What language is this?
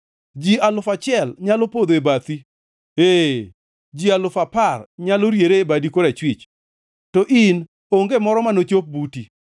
Luo (Kenya and Tanzania)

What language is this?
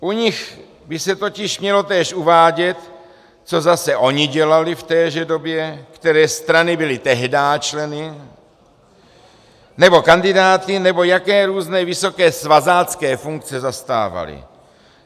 Czech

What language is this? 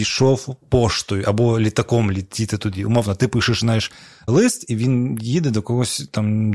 Ukrainian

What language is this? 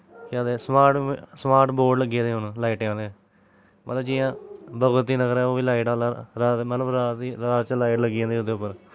Dogri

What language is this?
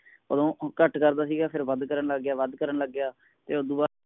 Punjabi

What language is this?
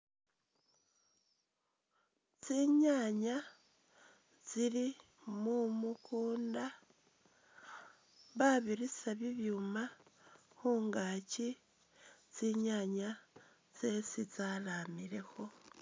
Masaaba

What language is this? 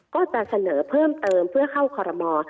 Thai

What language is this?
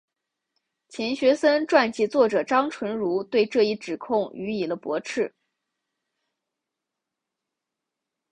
Chinese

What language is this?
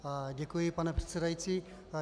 Czech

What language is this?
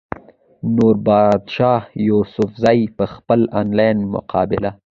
Pashto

